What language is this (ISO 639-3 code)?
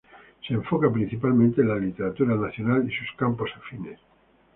spa